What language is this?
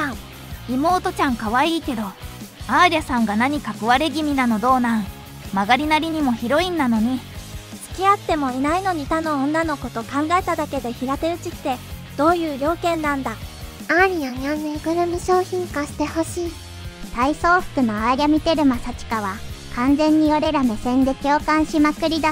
Japanese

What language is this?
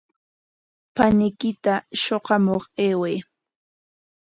Corongo Ancash Quechua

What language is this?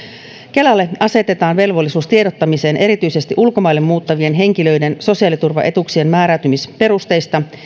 Finnish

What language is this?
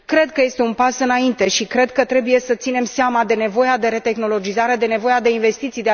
Romanian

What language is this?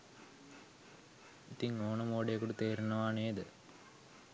Sinhala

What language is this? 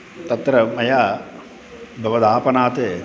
Sanskrit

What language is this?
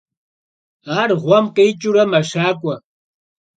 Kabardian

